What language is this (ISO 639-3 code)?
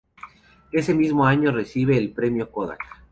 spa